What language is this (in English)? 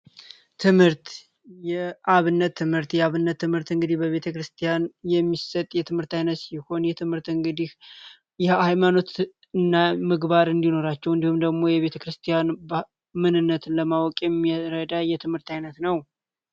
Amharic